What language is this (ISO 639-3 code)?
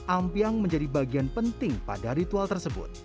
ind